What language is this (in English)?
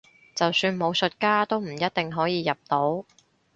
Cantonese